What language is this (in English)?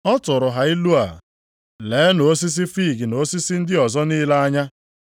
Igbo